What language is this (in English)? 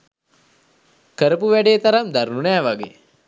Sinhala